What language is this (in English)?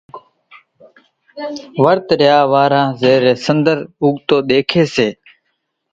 Kachi Koli